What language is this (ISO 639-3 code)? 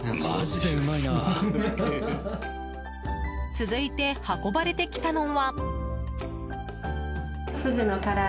jpn